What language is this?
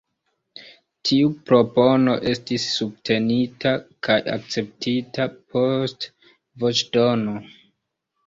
Esperanto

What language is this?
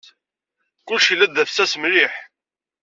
Kabyle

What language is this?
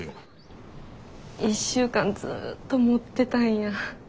Japanese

